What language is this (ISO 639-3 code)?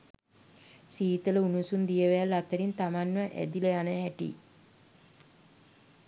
sin